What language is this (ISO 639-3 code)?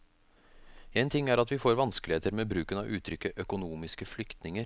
nor